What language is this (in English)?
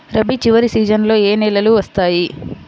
Telugu